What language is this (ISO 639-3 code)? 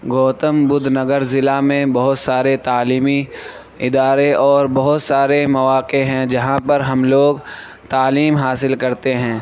urd